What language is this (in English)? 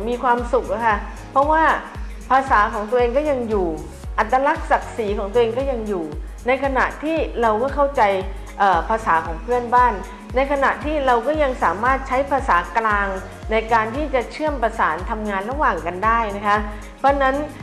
Thai